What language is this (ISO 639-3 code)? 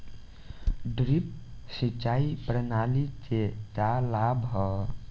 bho